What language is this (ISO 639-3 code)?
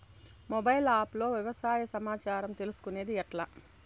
tel